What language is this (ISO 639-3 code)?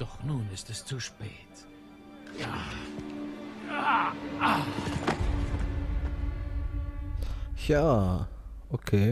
deu